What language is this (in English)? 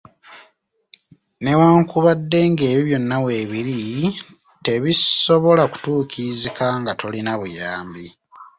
Ganda